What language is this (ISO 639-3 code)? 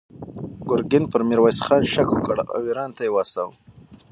pus